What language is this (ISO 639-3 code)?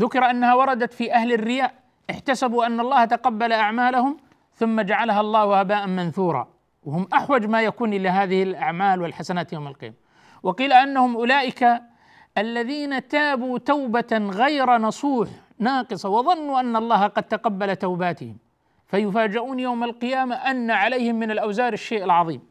ara